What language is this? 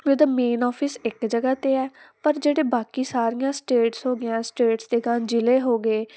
Punjabi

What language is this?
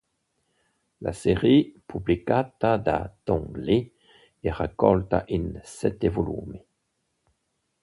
Italian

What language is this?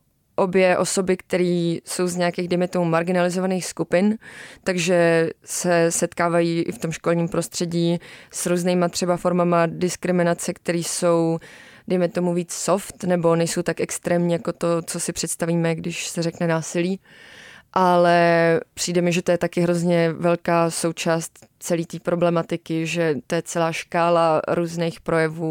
Czech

